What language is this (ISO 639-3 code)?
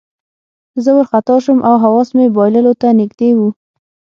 pus